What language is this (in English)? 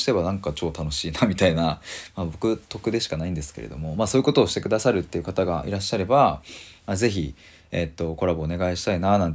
Japanese